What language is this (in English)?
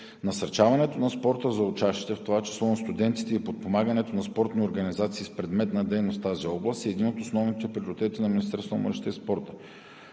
Bulgarian